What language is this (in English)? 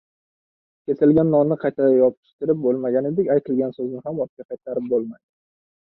Uzbek